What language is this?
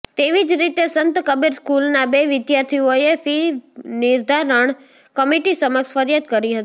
Gujarati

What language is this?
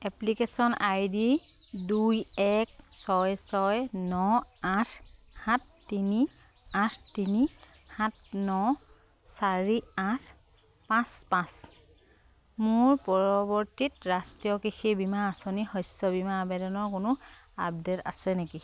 Assamese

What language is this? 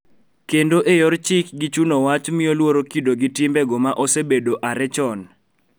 Luo (Kenya and Tanzania)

